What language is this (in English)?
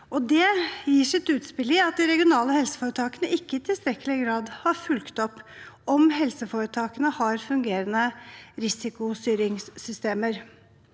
Norwegian